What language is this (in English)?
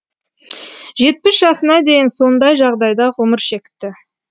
Kazakh